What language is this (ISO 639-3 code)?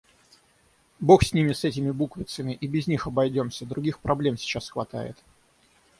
rus